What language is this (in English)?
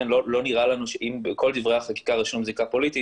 Hebrew